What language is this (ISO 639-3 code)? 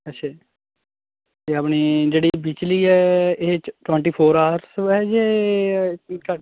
pan